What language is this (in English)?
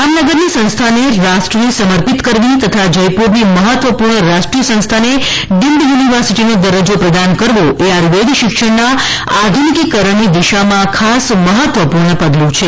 Gujarati